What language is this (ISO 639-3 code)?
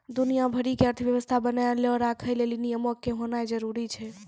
mai